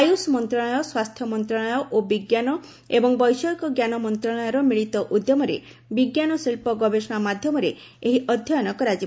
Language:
Odia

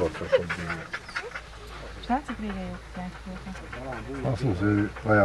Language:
Hungarian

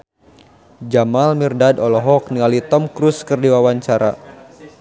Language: Sundanese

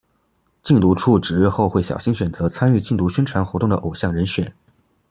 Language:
Chinese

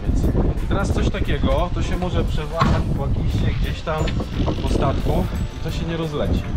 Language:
Polish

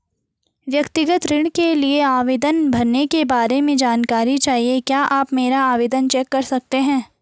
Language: Hindi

